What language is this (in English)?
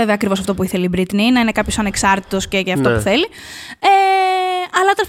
Greek